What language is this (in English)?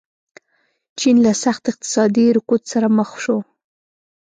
Pashto